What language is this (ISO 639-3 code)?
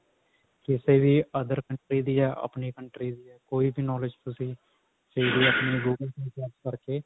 pan